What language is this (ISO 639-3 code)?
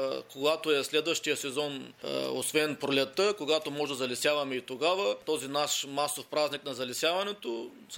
bul